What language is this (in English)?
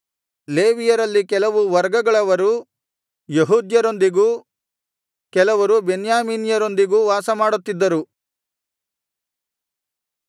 Kannada